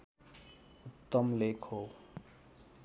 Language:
Nepali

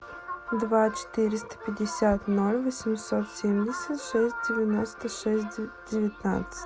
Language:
Russian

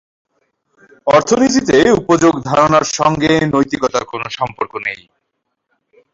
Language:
Bangla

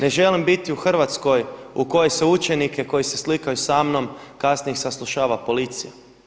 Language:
Croatian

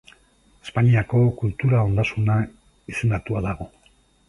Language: Basque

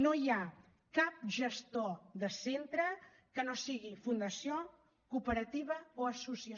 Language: Catalan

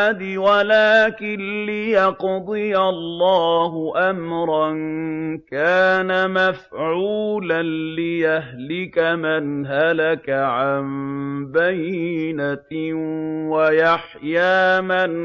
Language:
Arabic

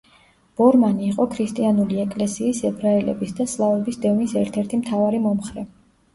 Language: Georgian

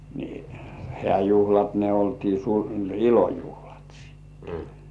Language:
Finnish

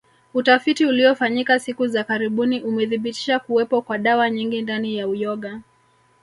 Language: Swahili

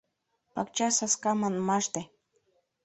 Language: Mari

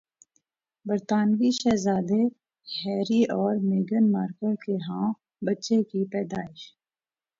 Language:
Urdu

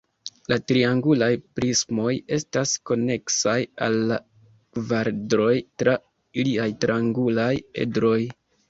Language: Esperanto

